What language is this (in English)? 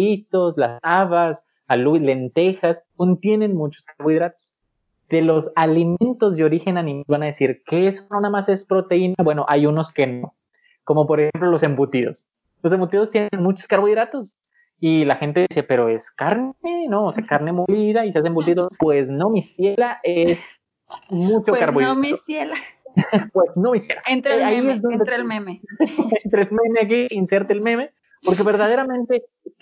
Spanish